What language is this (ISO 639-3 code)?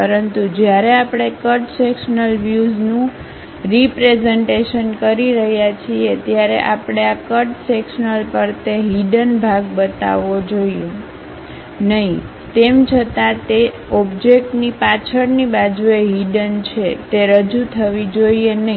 guj